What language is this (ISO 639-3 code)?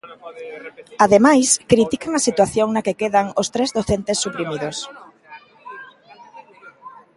glg